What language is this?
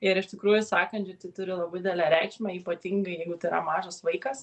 Lithuanian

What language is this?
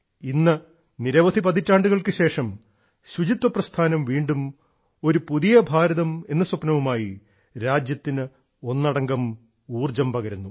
Malayalam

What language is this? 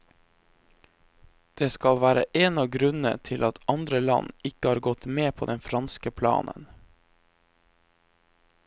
Norwegian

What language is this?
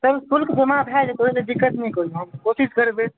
Maithili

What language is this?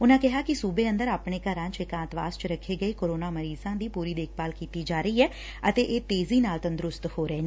Punjabi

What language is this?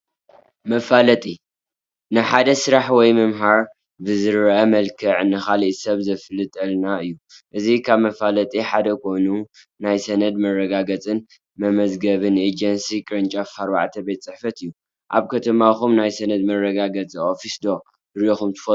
Tigrinya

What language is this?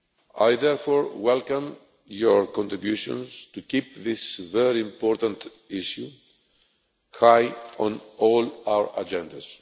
English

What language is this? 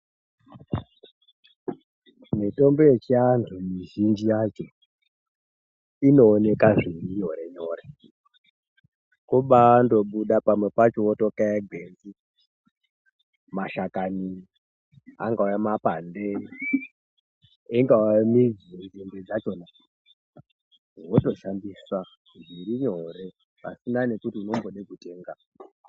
Ndau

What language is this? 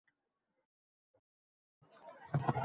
Uzbek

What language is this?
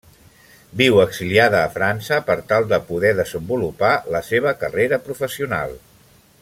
Catalan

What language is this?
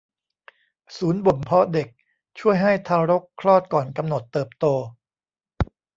Thai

